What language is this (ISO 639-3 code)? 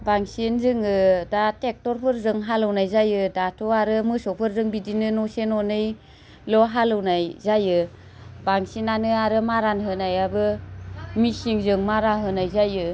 brx